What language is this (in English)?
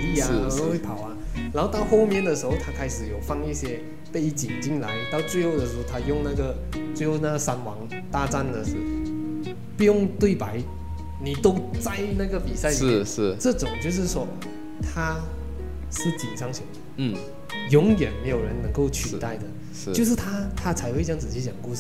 Chinese